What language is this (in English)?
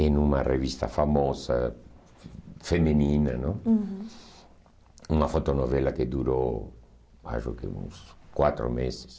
Portuguese